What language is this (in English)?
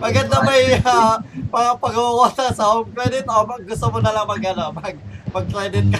Filipino